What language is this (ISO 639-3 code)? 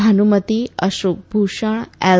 guj